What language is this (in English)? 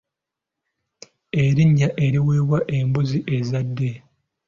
Ganda